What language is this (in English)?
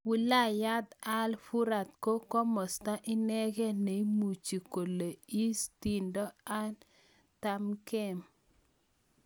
Kalenjin